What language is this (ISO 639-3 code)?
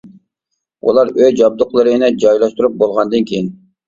uig